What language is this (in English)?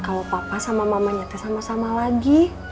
Indonesian